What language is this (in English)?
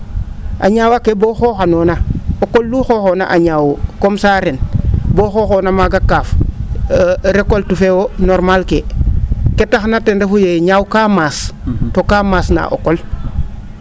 Serer